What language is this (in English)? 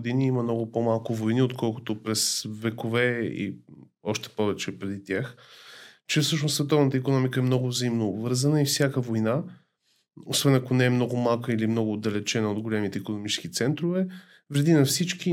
Bulgarian